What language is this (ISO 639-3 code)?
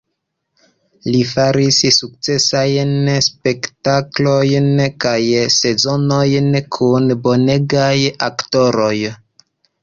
epo